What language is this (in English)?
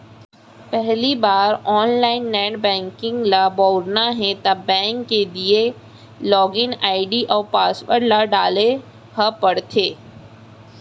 Chhattisgarhi